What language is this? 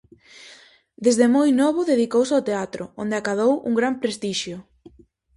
Galician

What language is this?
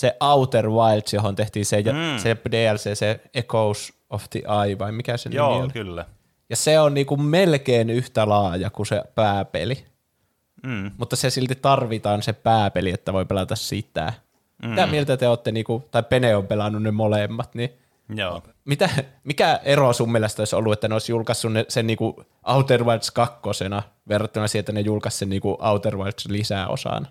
Finnish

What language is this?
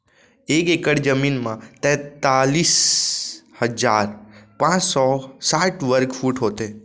Chhattisgarhi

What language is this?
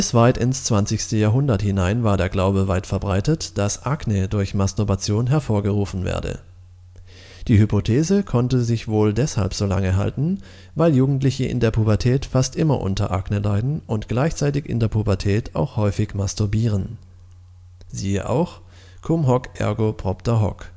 German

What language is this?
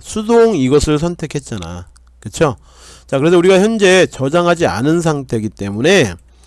Korean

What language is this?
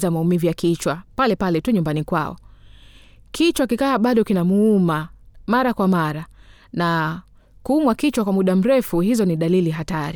Swahili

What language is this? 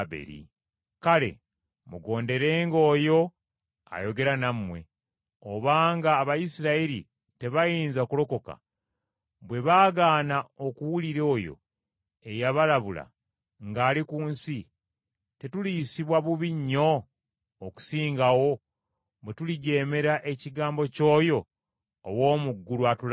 Ganda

